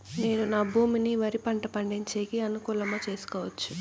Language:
Telugu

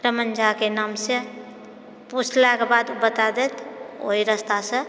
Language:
Maithili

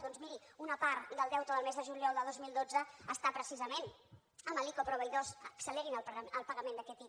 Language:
Catalan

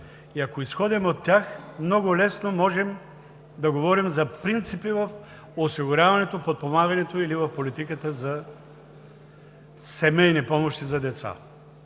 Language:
Bulgarian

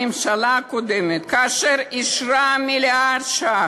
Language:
Hebrew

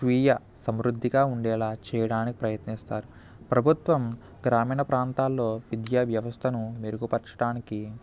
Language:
Telugu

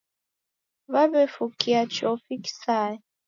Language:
Taita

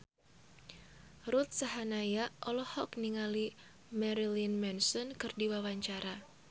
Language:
Sundanese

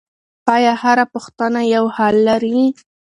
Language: Pashto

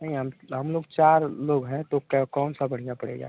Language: Hindi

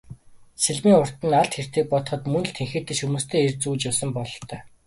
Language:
Mongolian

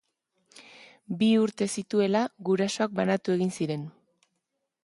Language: Basque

